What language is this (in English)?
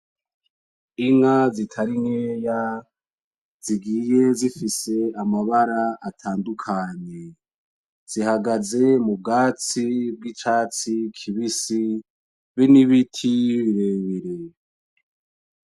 Rundi